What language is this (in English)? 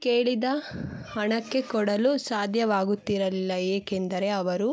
Kannada